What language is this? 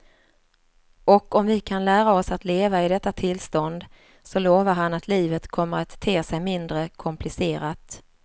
Swedish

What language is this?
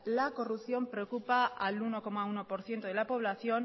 Spanish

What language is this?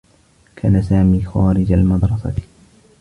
Arabic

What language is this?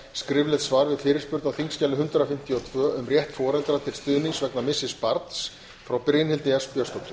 Icelandic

